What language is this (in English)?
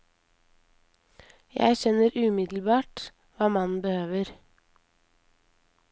Norwegian